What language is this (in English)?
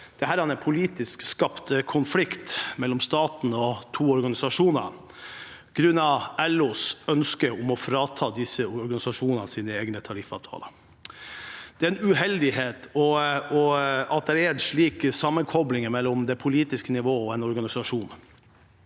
Norwegian